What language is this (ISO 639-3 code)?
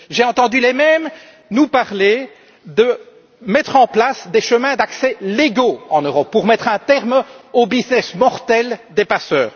fra